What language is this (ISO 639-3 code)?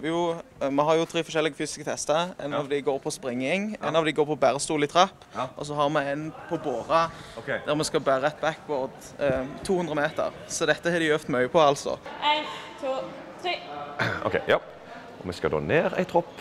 nor